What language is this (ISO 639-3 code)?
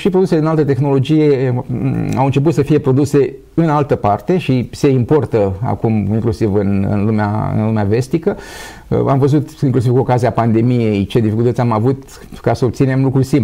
ron